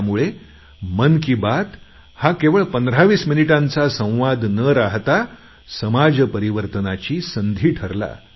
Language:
Marathi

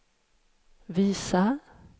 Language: Swedish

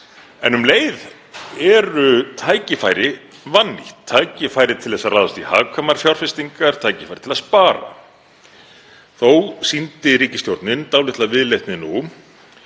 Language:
Icelandic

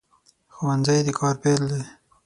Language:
Pashto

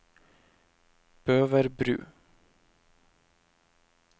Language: Norwegian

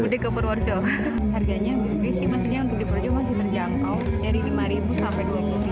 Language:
Indonesian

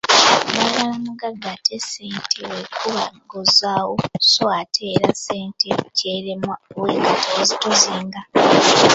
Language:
Ganda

